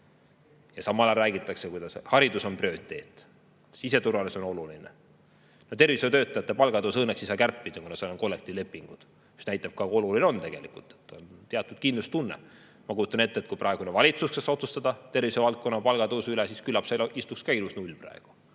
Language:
Estonian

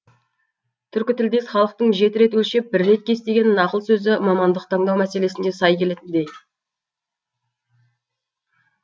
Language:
Kazakh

